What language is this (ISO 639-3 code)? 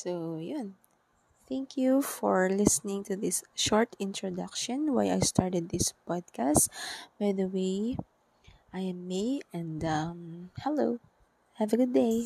fil